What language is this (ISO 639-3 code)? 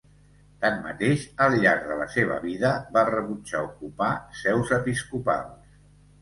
cat